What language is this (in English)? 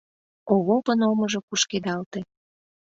Mari